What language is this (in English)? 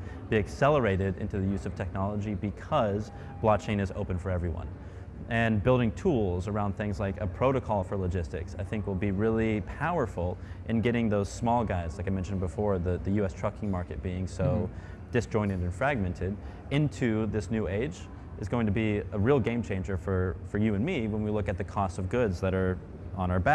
English